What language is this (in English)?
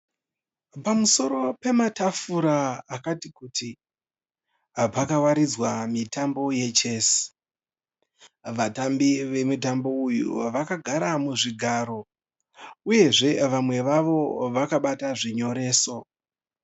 Shona